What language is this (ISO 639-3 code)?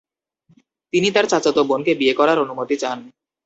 ben